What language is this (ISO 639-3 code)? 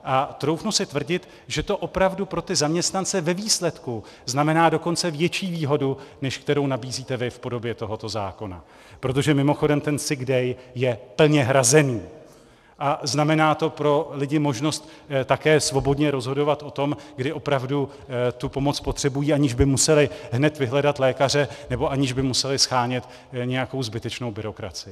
ces